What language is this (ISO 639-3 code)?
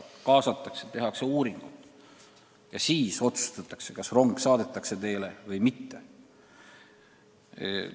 est